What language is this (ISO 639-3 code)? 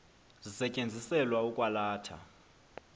xho